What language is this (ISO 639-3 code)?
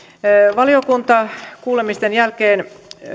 fin